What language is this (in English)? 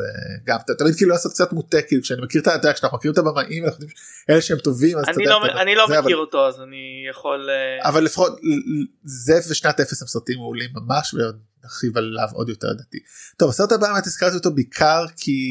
Hebrew